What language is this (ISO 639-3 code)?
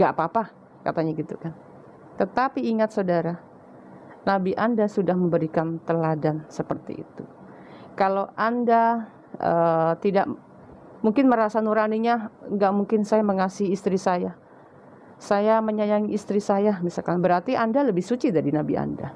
ind